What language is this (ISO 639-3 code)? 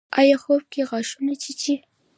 pus